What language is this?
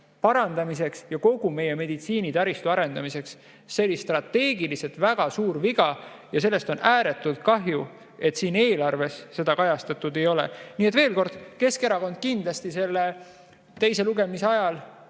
Estonian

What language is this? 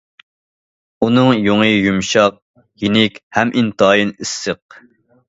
Uyghur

